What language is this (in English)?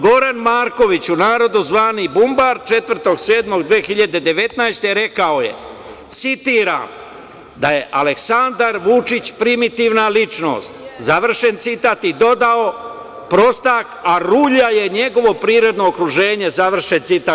Serbian